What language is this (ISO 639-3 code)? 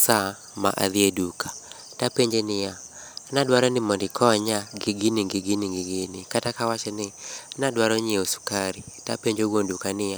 luo